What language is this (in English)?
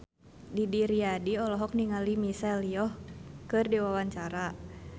Sundanese